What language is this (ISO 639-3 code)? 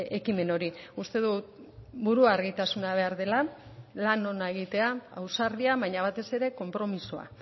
eus